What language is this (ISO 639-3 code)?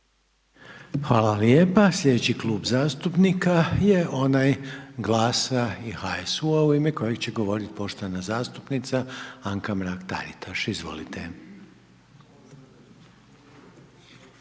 hrv